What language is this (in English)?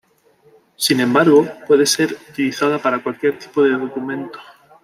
Spanish